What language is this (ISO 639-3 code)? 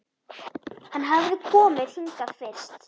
isl